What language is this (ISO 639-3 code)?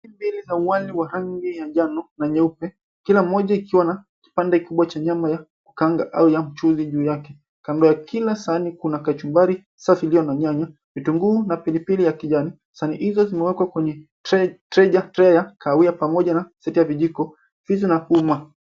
swa